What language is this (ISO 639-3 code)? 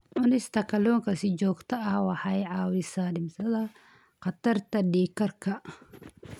som